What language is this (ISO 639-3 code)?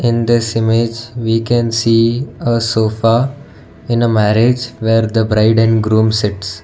eng